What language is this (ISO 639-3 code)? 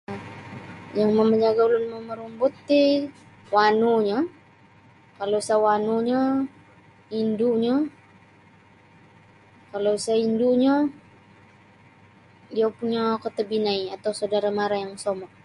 bsy